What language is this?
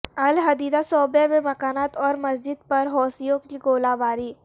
Urdu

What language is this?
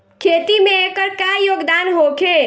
Bhojpuri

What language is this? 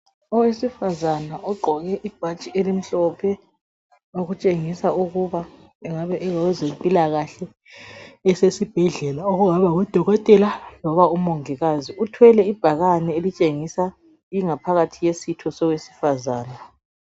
North Ndebele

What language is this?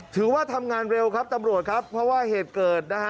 Thai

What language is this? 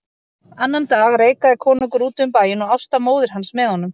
Icelandic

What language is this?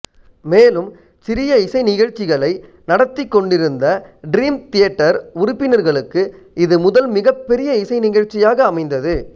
Tamil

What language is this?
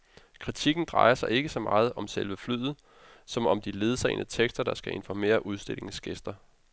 Danish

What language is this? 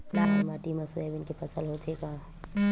Chhattisgarhi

